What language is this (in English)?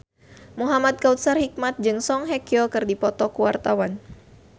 Sundanese